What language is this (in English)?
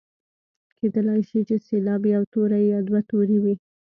Pashto